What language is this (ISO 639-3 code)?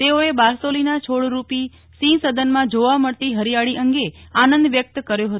guj